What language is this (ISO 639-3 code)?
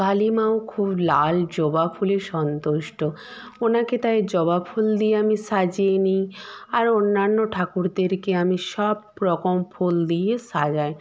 ben